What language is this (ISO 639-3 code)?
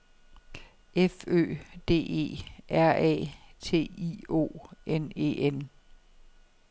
dan